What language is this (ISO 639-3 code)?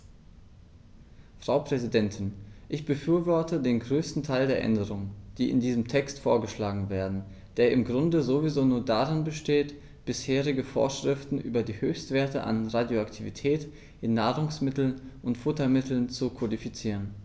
deu